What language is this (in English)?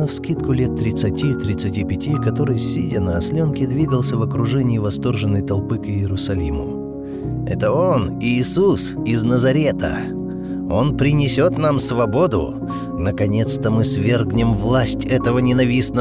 Russian